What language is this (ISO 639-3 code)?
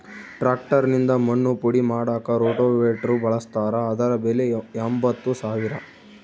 kan